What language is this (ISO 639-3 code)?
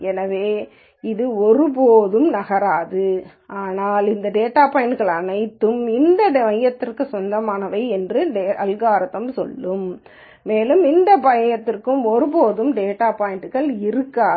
tam